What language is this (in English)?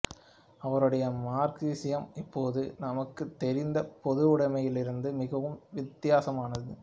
Tamil